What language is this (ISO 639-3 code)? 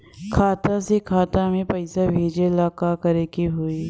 bho